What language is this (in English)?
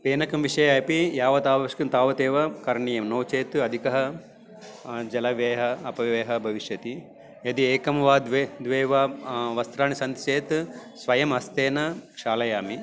Sanskrit